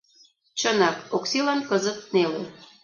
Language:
Mari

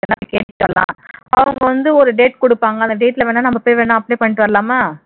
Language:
Tamil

